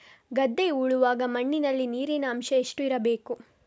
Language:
Kannada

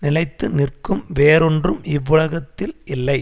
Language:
Tamil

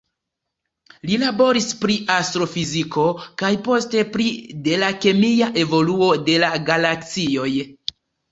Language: Esperanto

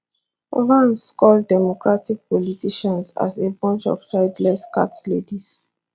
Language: Nigerian Pidgin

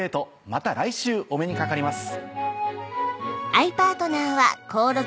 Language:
Japanese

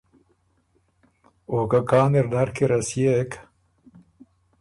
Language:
Ormuri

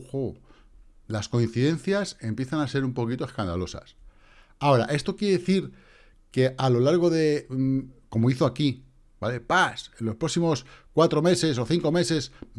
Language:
Spanish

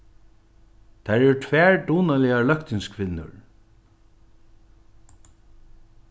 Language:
Faroese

